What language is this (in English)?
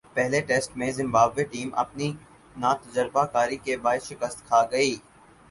Urdu